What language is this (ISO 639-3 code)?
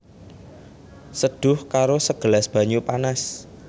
jav